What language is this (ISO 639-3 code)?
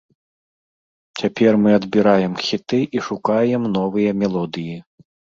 bel